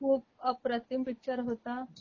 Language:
Marathi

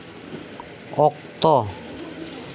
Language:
Santali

